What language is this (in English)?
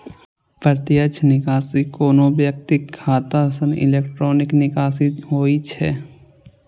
Maithili